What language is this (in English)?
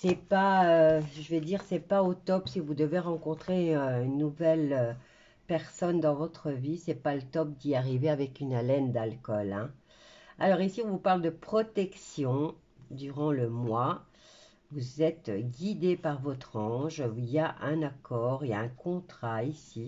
French